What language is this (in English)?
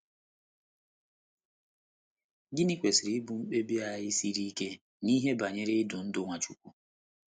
Igbo